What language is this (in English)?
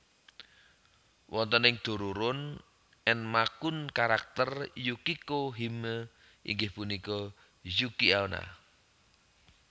Javanese